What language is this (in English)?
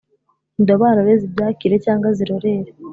Kinyarwanda